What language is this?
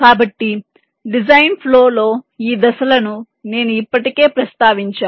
Telugu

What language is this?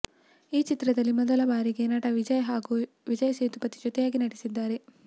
Kannada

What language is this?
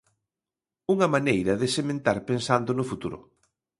Galician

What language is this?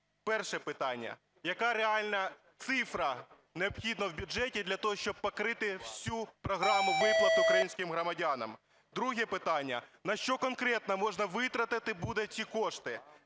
Ukrainian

